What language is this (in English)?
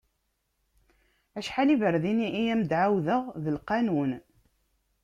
Kabyle